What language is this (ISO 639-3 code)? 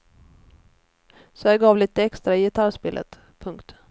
swe